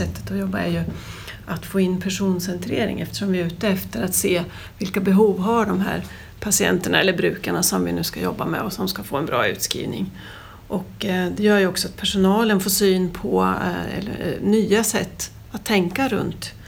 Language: Swedish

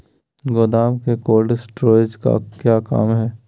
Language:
Magahi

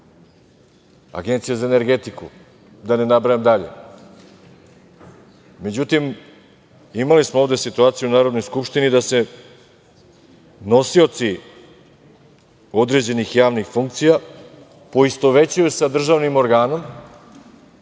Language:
Serbian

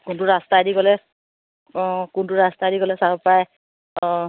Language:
Assamese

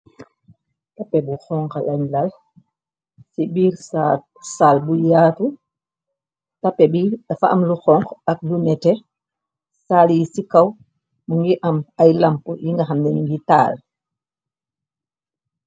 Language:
Wolof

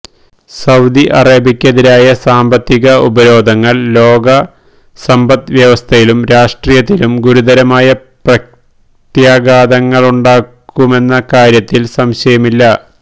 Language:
Malayalam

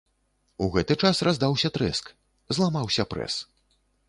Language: Belarusian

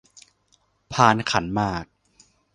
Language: Thai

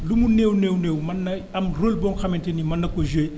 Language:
Wolof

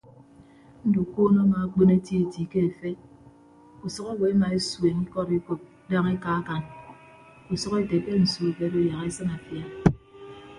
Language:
Ibibio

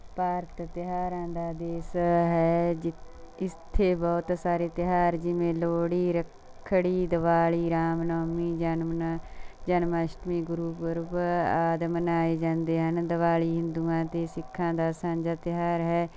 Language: Punjabi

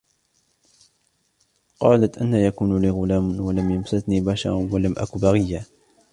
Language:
Arabic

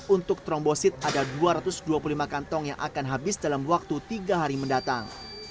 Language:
Indonesian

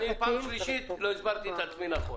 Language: Hebrew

